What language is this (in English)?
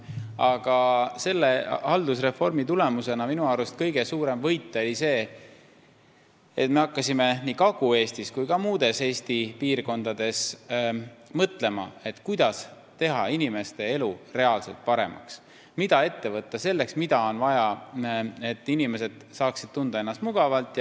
Estonian